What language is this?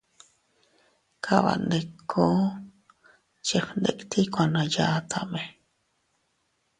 Teutila Cuicatec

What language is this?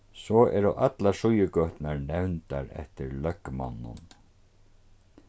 Faroese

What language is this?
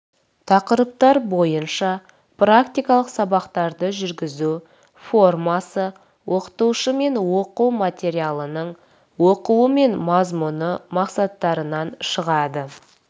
Kazakh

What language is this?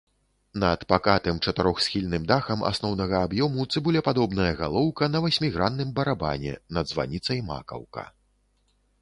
Belarusian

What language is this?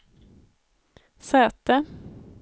Swedish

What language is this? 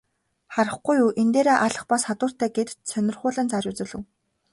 Mongolian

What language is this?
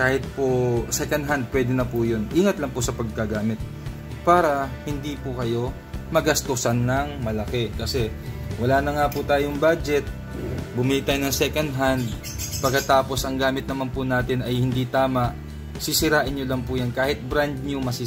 Filipino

